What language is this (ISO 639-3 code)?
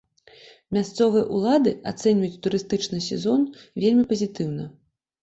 bel